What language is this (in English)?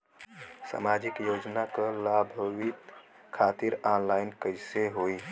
Bhojpuri